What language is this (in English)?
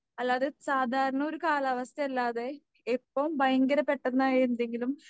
Malayalam